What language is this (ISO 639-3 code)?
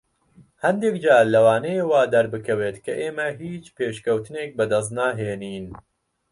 ckb